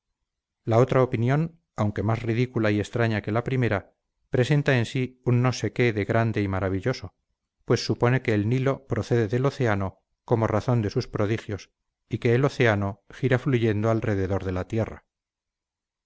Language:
Spanish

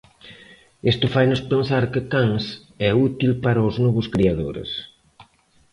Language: Galician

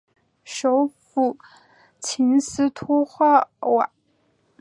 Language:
Chinese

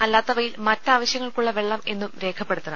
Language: Malayalam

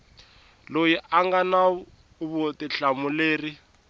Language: Tsonga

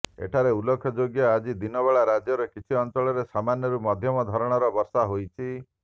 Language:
Odia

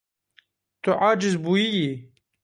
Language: Kurdish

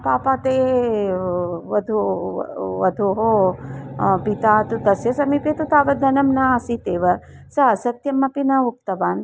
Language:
Sanskrit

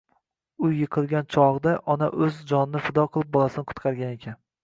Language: Uzbek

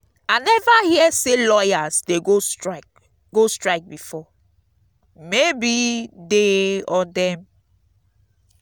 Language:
Nigerian Pidgin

